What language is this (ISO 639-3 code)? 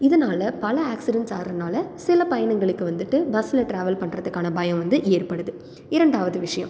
tam